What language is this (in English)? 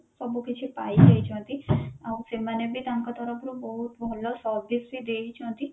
Odia